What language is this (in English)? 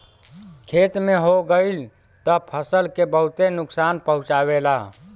Bhojpuri